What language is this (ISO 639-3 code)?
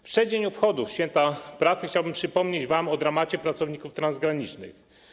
pol